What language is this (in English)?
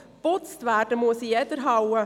Swiss German